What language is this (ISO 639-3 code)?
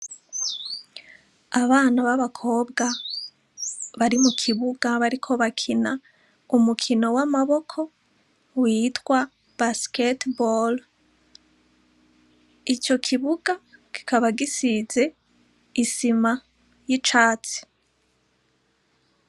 run